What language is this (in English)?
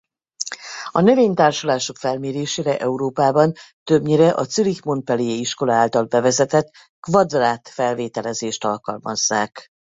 Hungarian